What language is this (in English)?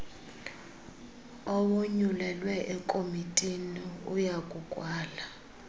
Xhosa